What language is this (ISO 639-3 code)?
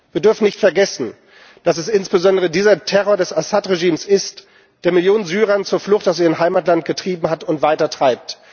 deu